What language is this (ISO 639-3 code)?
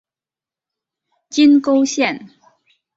zho